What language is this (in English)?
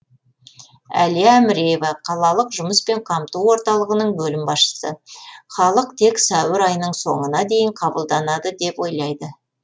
Kazakh